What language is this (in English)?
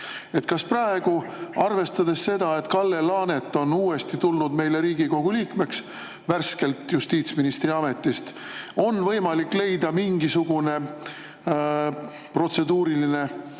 Estonian